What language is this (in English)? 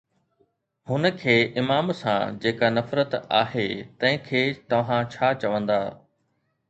Sindhi